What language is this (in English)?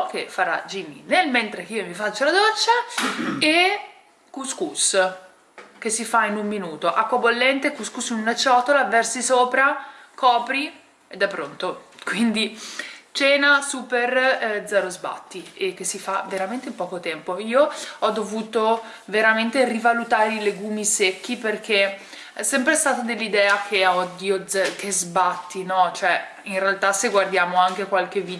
Italian